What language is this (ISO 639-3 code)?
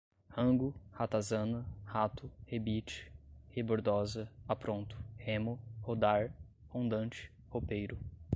por